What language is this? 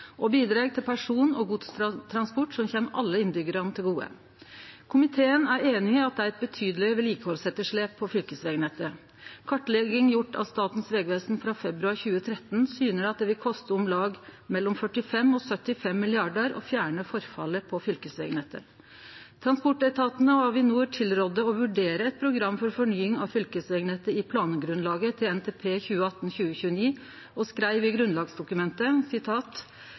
Norwegian Nynorsk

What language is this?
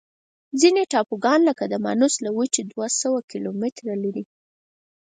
Pashto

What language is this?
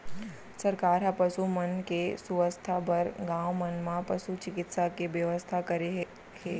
Chhattisgarhi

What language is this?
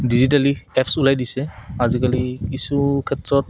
Assamese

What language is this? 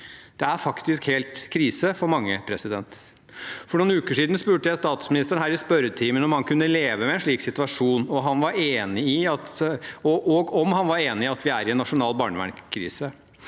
Norwegian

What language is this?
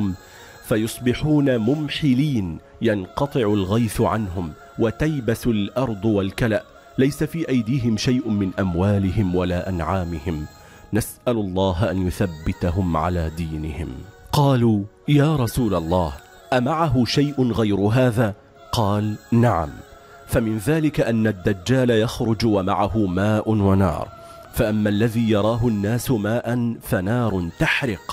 Arabic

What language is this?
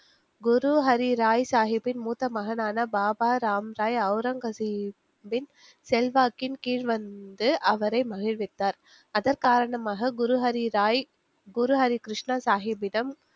Tamil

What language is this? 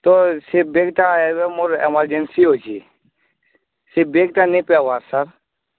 Odia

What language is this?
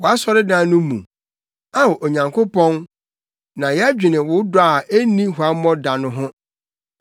Akan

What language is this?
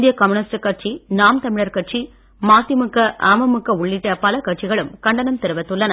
Tamil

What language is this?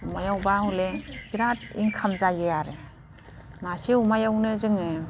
Bodo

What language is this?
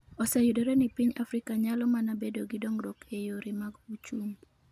Luo (Kenya and Tanzania)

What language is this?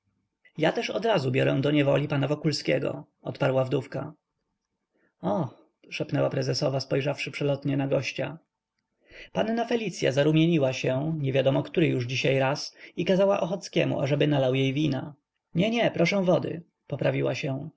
Polish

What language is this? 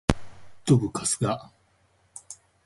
Japanese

